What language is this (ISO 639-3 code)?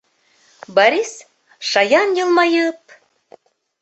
bak